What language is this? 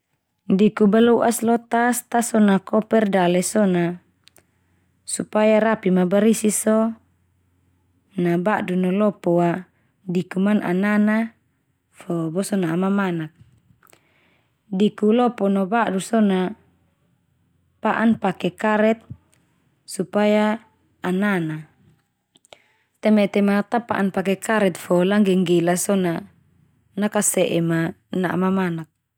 Termanu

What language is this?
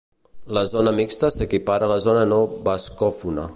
Catalan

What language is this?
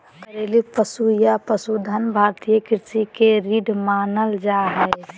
Magahi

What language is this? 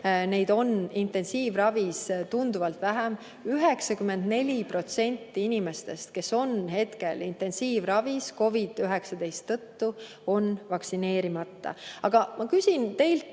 Estonian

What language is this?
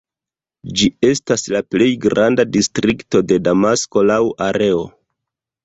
Esperanto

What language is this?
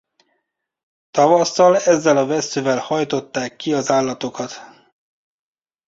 Hungarian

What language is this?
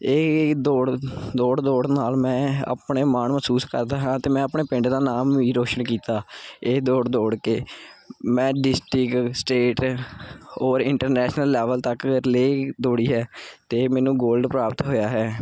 Punjabi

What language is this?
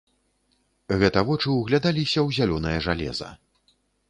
Belarusian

